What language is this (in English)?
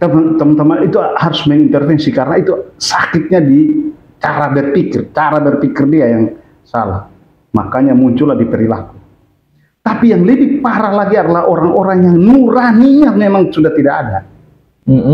Indonesian